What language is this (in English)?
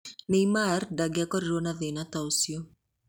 Kikuyu